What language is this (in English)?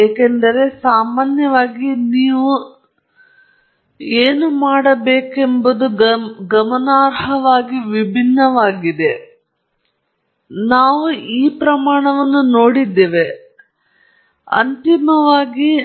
Kannada